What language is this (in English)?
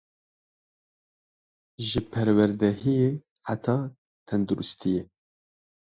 Kurdish